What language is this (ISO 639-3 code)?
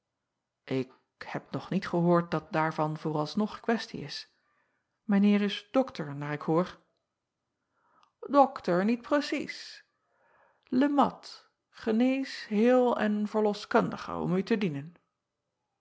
nld